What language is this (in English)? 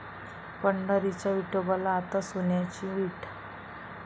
Marathi